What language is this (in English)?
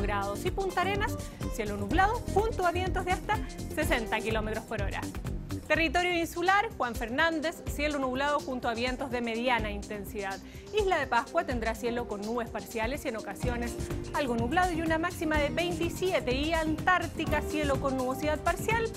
Spanish